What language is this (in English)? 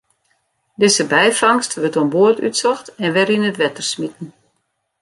Western Frisian